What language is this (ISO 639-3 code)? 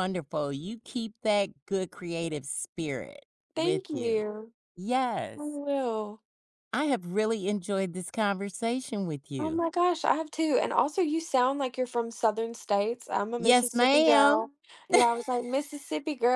eng